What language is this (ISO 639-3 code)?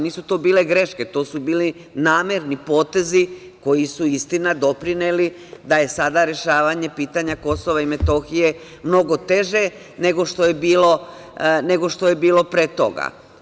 srp